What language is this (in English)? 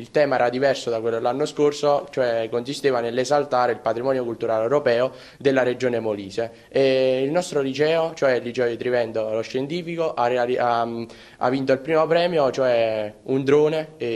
Italian